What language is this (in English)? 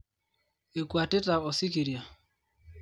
Masai